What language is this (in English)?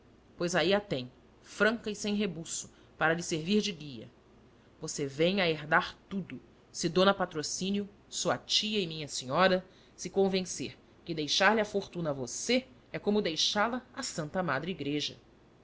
Portuguese